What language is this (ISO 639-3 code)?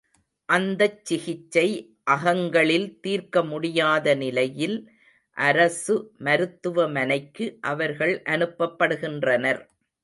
tam